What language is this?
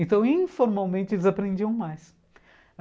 Portuguese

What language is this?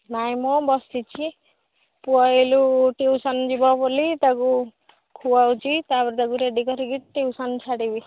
Odia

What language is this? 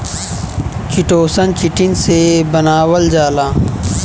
Bhojpuri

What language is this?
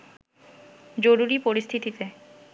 Bangla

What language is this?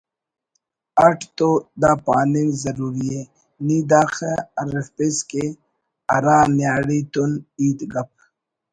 Brahui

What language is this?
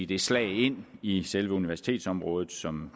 Danish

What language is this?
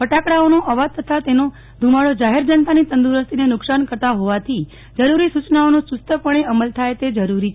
Gujarati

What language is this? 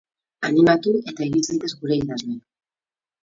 Basque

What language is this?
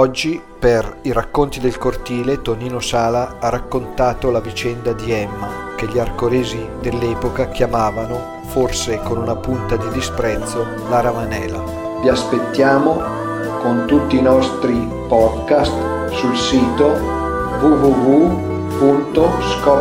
Italian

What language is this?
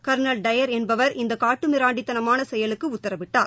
Tamil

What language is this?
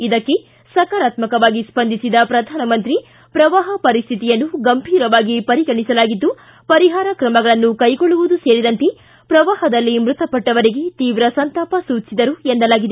Kannada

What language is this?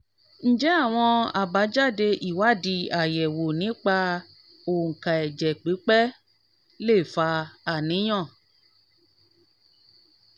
Yoruba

